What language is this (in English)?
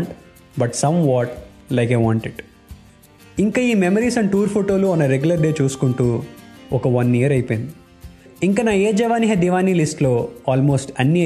Telugu